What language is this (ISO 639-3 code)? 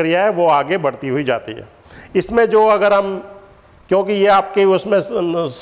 hin